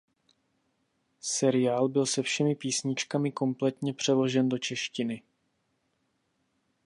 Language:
Czech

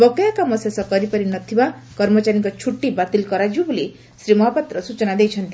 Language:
Odia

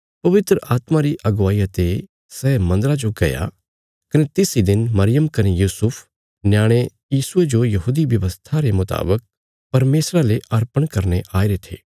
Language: Bilaspuri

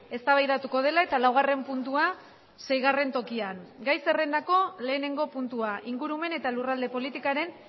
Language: Basque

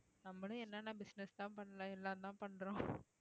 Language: Tamil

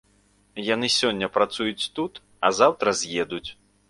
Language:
Belarusian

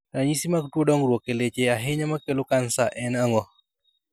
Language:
Luo (Kenya and Tanzania)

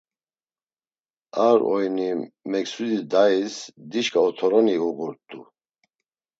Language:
Laz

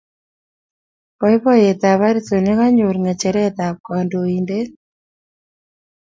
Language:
Kalenjin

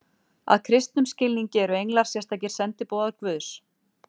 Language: Icelandic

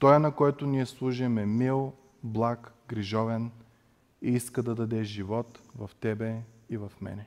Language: Bulgarian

